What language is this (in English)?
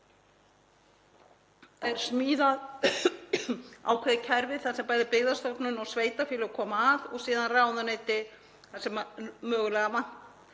Icelandic